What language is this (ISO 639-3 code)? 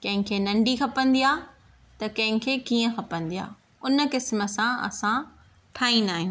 snd